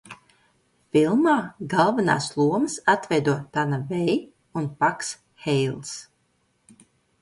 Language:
Latvian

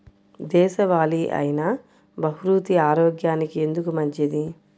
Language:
Telugu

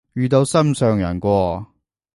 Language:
Cantonese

